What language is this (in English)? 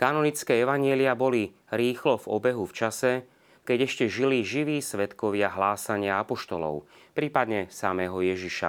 Slovak